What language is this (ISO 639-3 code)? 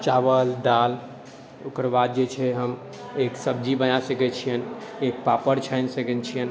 mai